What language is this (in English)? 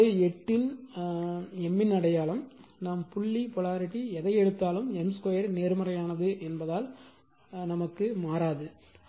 Tamil